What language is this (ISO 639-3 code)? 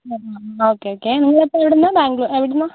mal